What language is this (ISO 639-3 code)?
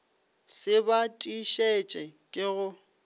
nso